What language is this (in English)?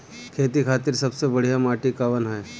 Bhojpuri